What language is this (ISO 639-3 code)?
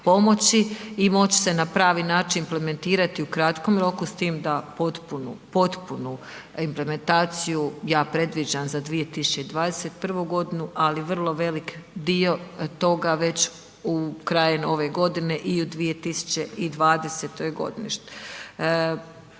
hrv